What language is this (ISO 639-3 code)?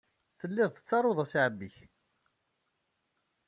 kab